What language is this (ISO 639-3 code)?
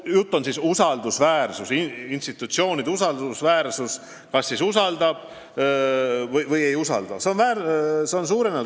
est